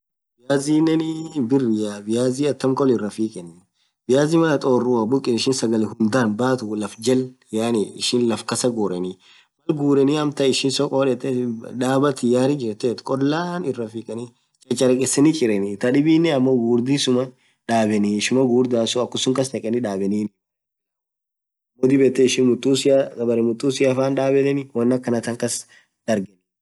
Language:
Orma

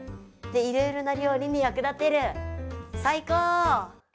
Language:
Japanese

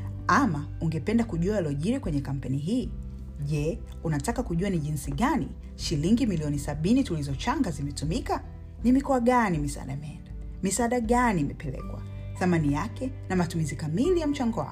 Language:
Swahili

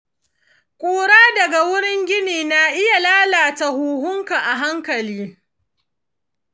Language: Hausa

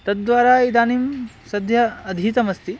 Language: Sanskrit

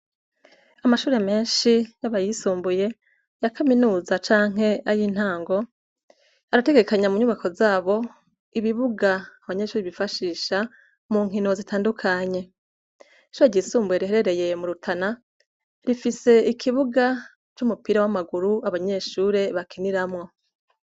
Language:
Rundi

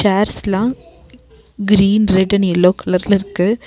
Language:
Tamil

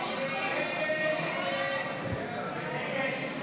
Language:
Hebrew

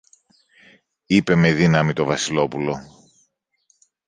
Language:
Greek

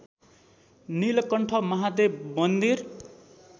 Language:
Nepali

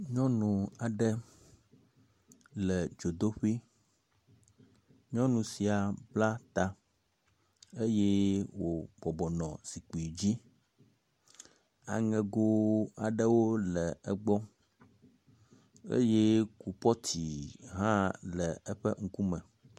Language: Ewe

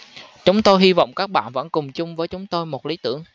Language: Vietnamese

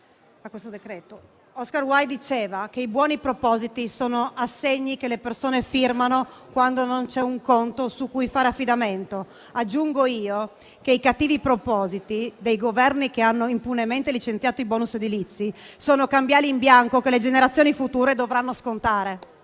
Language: Italian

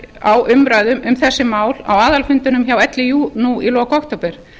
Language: Icelandic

